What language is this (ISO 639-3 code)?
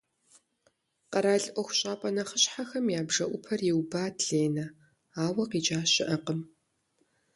kbd